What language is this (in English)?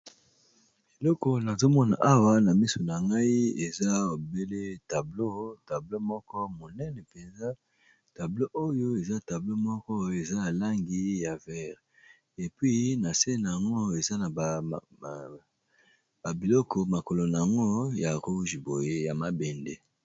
Lingala